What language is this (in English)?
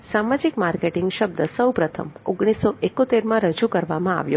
Gujarati